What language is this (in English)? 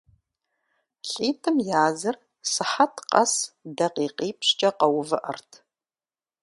Kabardian